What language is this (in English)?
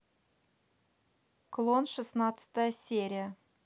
Russian